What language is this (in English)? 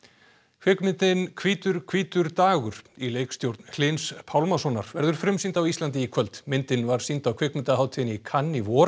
Icelandic